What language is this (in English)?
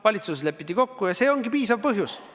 Estonian